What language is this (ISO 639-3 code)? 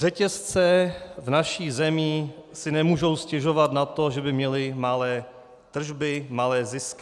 ces